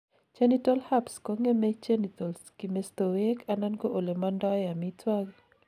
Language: Kalenjin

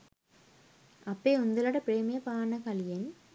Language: Sinhala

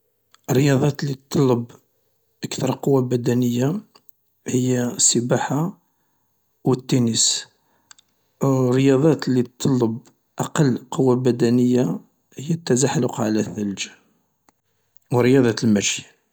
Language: Algerian Arabic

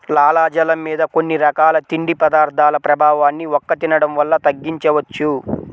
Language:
Telugu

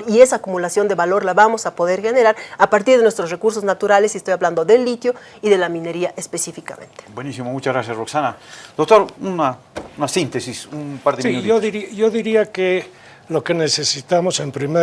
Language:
Spanish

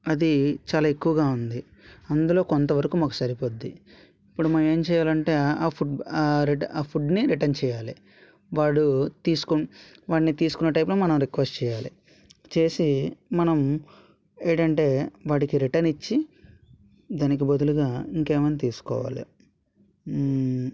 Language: Telugu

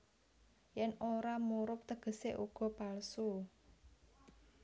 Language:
Javanese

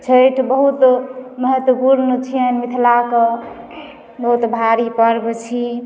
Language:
Maithili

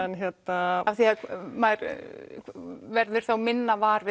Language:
Icelandic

